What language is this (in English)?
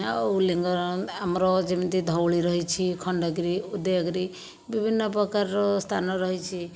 Odia